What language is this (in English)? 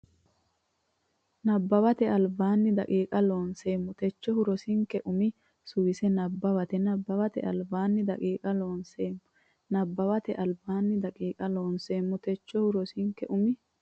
Sidamo